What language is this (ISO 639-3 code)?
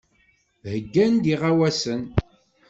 kab